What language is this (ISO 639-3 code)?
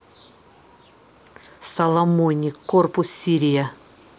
rus